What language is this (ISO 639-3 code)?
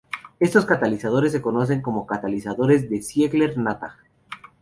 spa